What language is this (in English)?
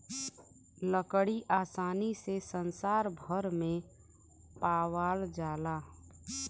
Bhojpuri